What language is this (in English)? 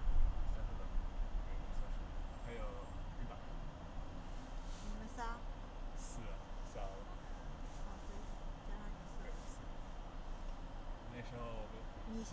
Chinese